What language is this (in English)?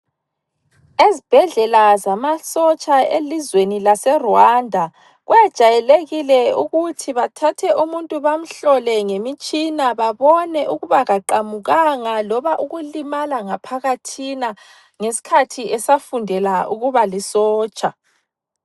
North Ndebele